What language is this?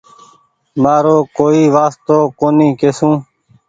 Goaria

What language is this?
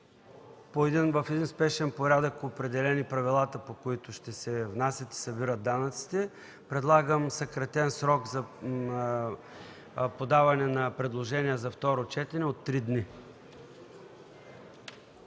Bulgarian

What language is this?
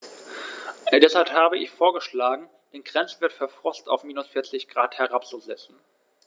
German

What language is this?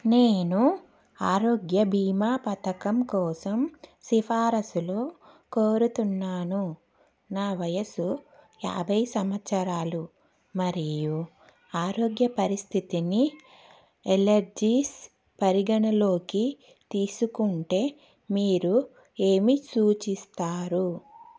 Telugu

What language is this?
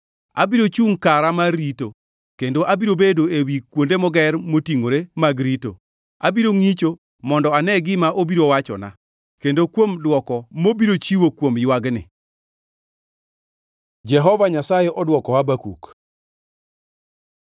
Luo (Kenya and Tanzania)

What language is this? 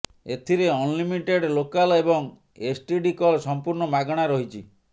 Odia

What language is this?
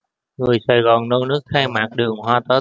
Vietnamese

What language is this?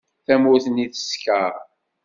Kabyle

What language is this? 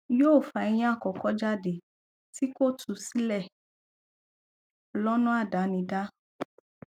Yoruba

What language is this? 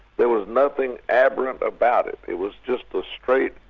English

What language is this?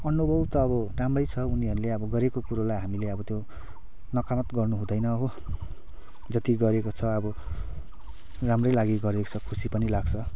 Nepali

